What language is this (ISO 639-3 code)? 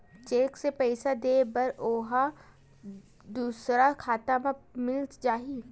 hne